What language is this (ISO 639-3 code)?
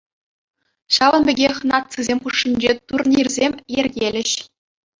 chv